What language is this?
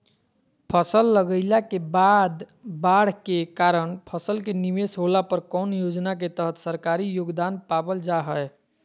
Magahi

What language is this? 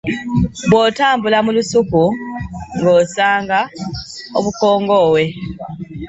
Ganda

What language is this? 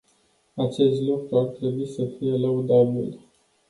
Romanian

